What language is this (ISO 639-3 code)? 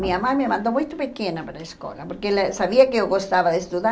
por